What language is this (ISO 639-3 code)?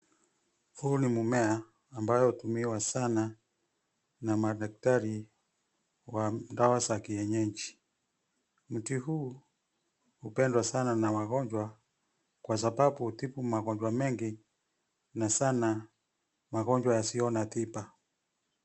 swa